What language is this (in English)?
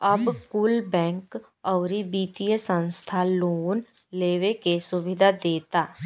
Bhojpuri